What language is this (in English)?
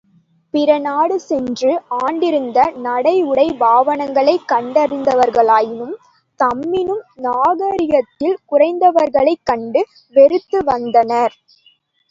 Tamil